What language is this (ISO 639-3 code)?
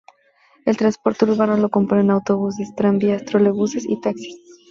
spa